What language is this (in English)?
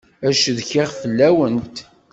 Kabyle